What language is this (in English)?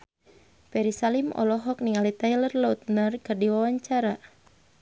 Sundanese